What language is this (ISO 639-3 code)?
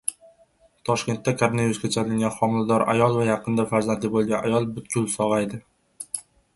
uzb